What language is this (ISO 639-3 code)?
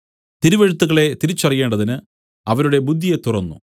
mal